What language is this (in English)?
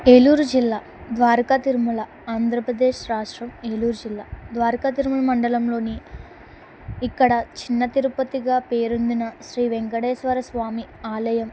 Telugu